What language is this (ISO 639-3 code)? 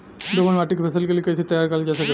bho